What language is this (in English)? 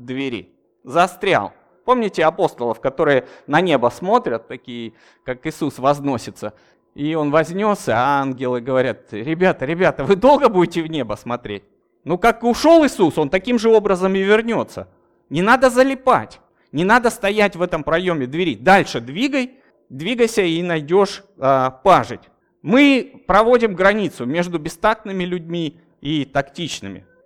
Russian